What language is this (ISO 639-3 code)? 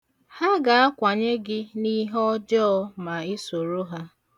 ibo